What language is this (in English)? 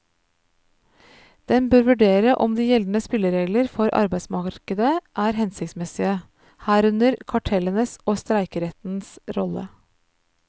Norwegian